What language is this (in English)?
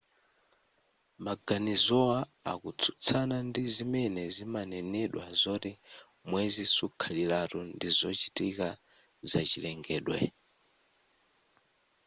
Nyanja